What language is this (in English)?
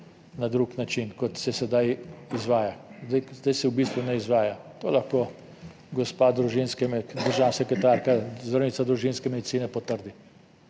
Slovenian